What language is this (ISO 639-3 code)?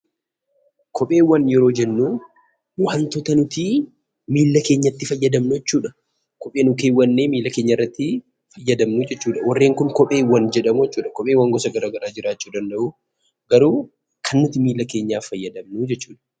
orm